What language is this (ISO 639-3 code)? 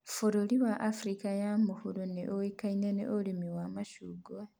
kik